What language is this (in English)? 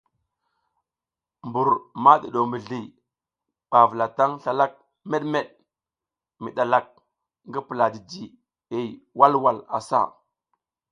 South Giziga